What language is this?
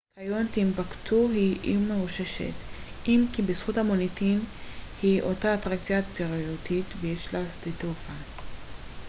Hebrew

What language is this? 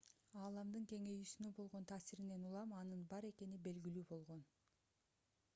Kyrgyz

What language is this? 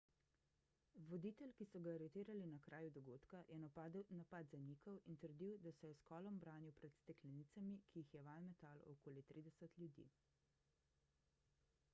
Slovenian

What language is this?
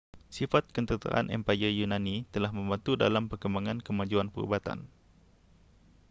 Malay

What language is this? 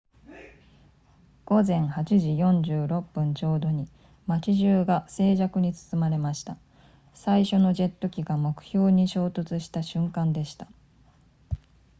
Japanese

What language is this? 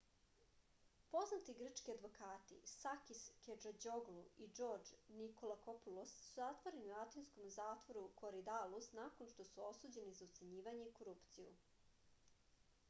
Serbian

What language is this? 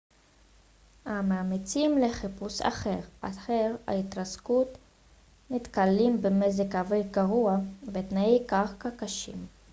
Hebrew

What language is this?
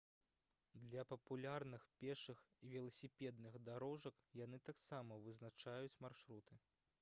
Belarusian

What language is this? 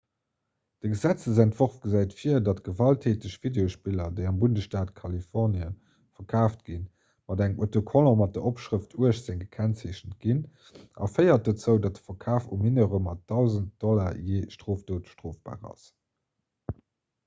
Luxembourgish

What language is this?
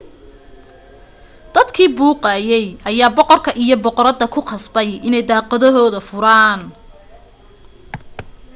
Somali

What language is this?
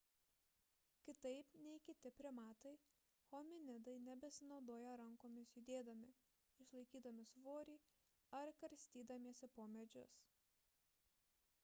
Lithuanian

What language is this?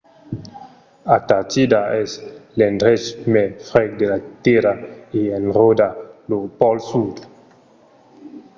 Occitan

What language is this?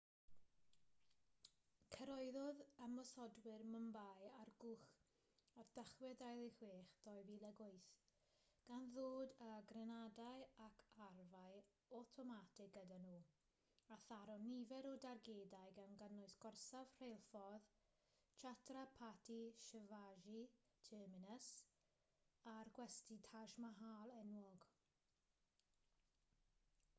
Welsh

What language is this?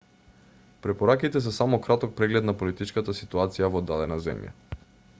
Macedonian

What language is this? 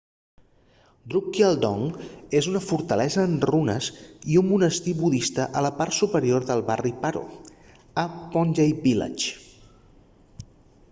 Catalan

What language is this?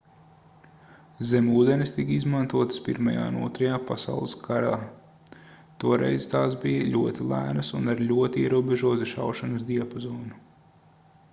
Latvian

